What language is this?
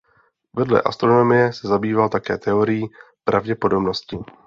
Czech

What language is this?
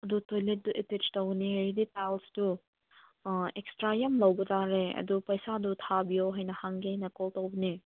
Manipuri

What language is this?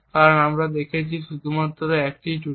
Bangla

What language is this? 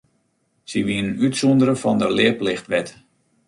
Western Frisian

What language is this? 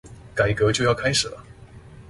Chinese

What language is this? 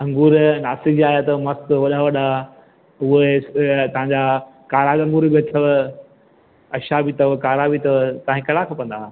Sindhi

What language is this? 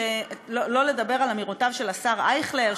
Hebrew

